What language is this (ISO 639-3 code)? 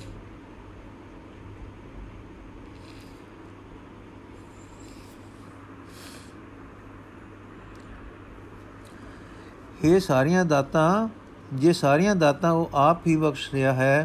pan